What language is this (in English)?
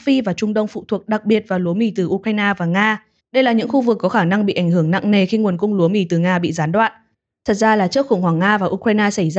Vietnamese